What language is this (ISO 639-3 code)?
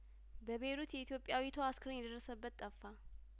amh